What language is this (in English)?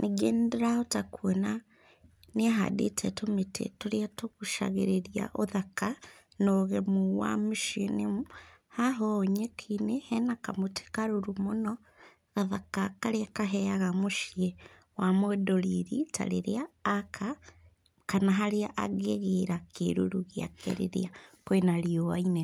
Kikuyu